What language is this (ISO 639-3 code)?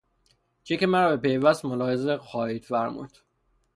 fas